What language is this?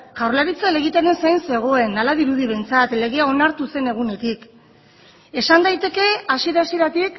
Basque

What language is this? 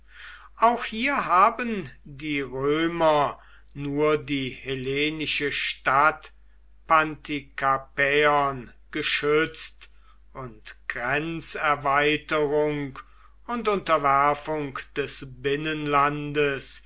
German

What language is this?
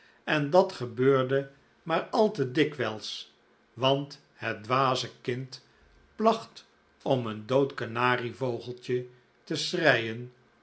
Dutch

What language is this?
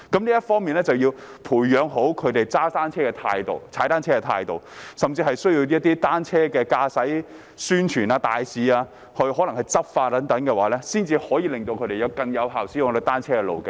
Cantonese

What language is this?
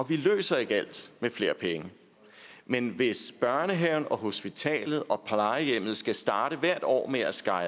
Danish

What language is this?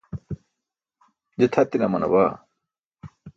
Burushaski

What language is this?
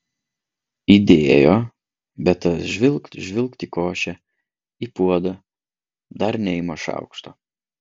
Lithuanian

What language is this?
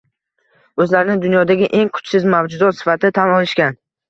Uzbek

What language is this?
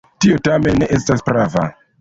Esperanto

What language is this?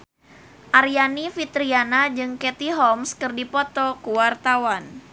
Sundanese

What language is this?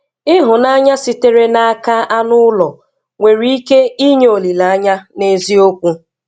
Igbo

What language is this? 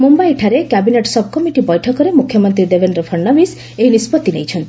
Odia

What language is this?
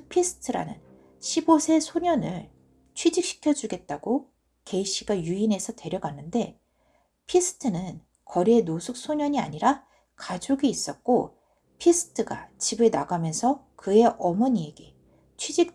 Korean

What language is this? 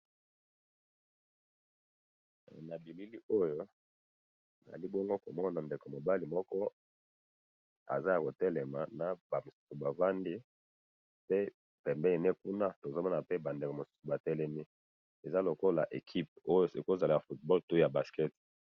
Lingala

